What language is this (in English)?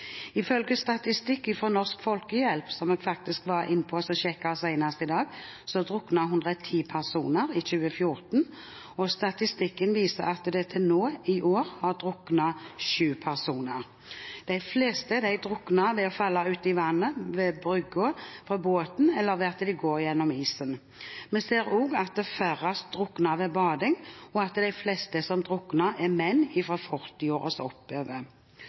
Norwegian Bokmål